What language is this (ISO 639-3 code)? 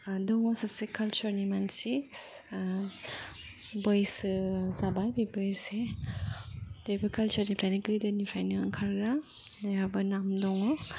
brx